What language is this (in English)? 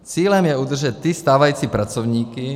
Czech